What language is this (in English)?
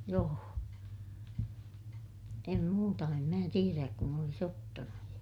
Finnish